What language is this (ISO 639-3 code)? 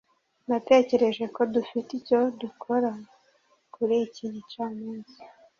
kin